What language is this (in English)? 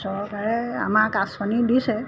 Assamese